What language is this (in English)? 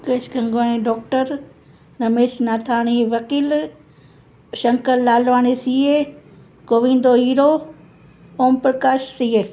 Sindhi